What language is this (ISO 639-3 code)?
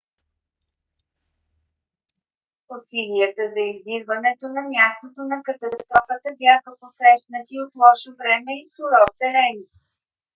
bul